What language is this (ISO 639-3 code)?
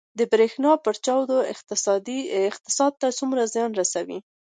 pus